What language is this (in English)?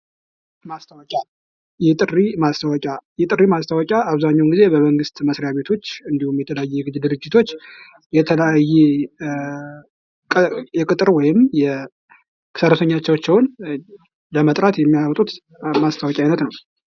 Amharic